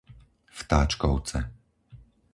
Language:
Slovak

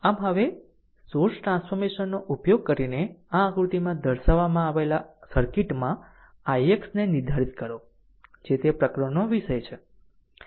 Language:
Gujarati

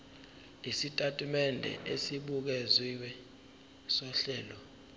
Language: Zulu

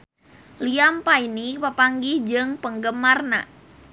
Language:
Sundanese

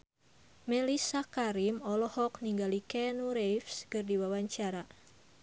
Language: Sundanese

